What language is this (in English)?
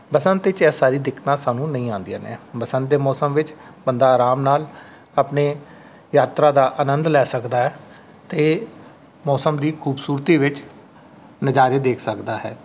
Punjabi